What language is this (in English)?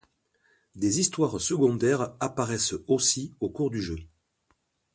French